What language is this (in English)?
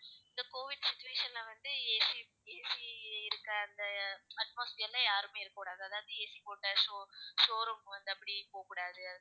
Tamil